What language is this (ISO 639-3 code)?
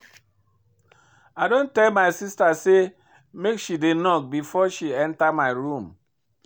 pcm